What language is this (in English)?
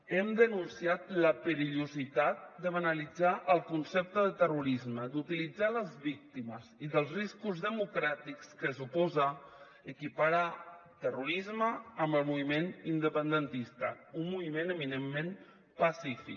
Catalan